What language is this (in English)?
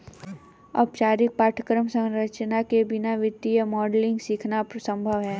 Hindi